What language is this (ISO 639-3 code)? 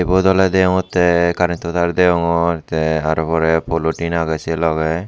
ccp